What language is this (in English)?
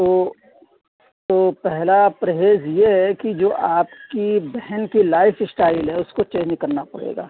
Urdu